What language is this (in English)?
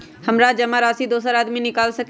Magahi